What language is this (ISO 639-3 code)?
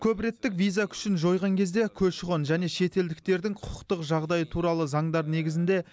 kaz